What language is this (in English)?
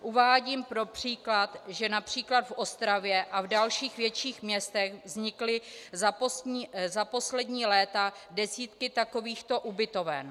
Czech